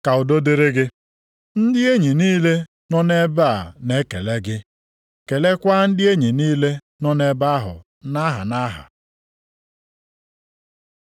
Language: Igbo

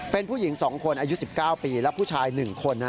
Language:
Thai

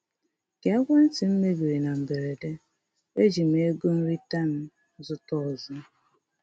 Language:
Igbo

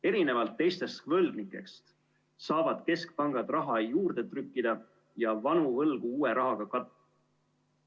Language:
Estonian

